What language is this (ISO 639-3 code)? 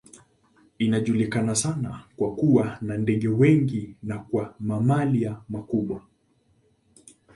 swa